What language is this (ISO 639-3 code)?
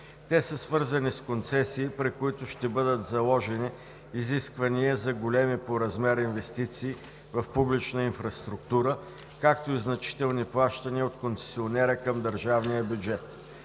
bul